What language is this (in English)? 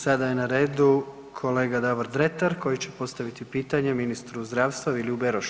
Croatian